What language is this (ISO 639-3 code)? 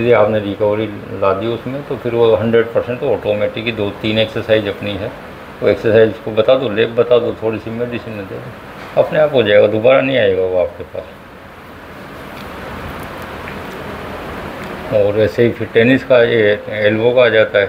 hin